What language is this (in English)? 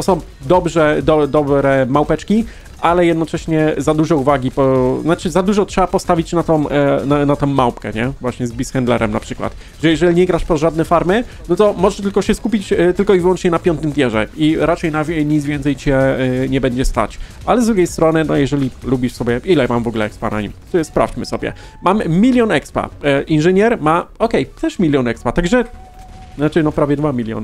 Polish